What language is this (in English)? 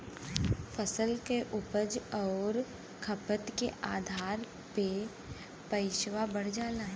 Bhojpuri